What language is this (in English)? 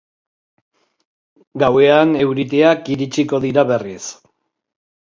Basque